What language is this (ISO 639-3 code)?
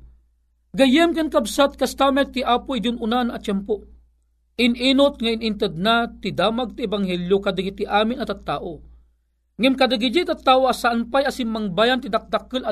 fil